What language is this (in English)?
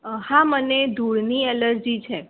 Gujarati